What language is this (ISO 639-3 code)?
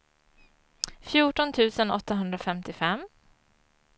swe